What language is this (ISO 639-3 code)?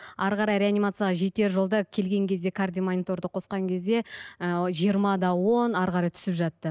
kaz